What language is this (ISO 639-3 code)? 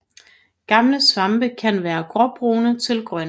dan